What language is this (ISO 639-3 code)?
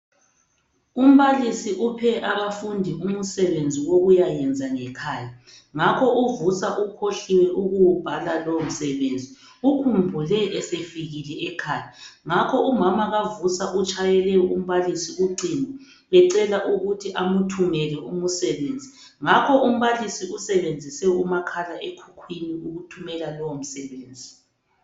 nde